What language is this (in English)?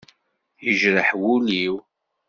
Kabyle